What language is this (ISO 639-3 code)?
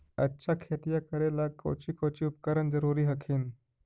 mag